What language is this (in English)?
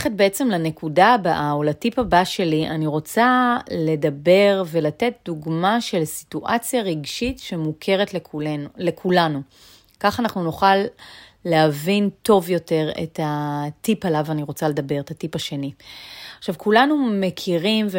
Hebrew